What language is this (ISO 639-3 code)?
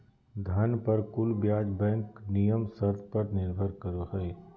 mag